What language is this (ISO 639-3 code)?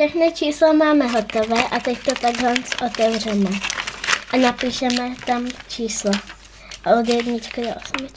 ces